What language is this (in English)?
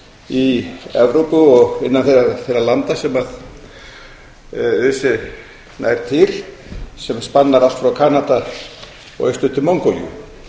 Icelandic